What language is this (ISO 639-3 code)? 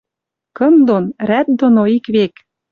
mrj